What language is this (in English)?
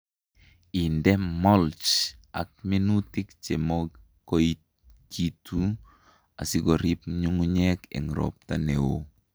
Kalenjin